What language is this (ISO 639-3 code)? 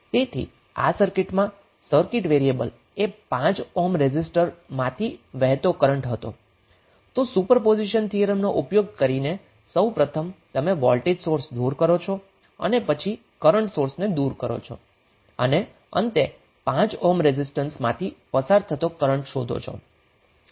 guj